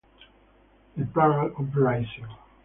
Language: Italian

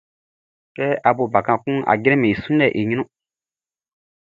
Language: Baoulé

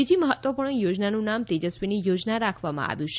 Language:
Gujarati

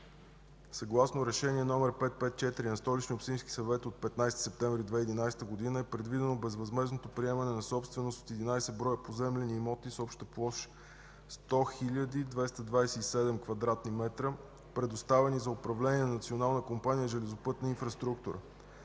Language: Bulgarian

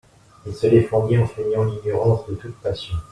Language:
French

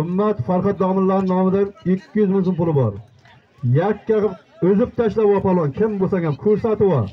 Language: Turkish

